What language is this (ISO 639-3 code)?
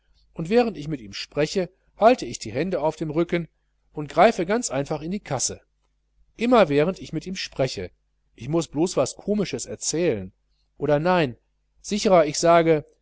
deu